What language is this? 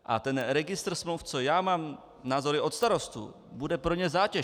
Czech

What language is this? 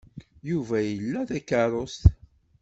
Kabyle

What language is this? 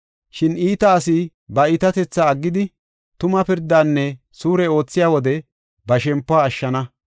Gofa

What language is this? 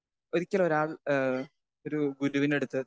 Malayalam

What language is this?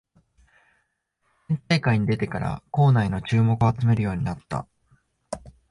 Japanese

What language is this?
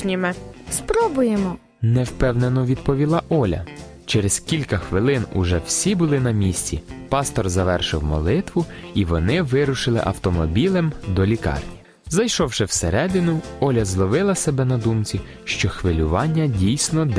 Ukrainian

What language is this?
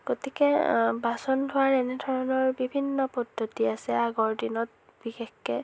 Assamese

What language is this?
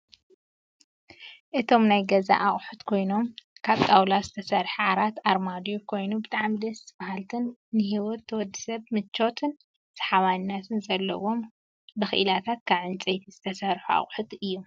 Tigrinya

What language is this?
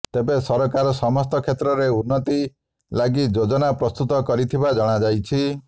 Odia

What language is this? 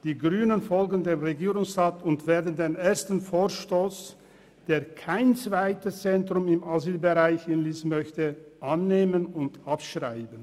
Swiss German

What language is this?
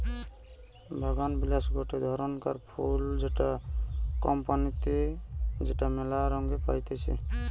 Bangla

